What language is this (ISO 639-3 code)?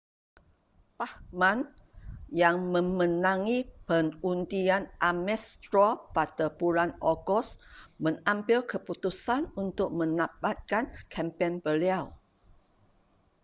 msa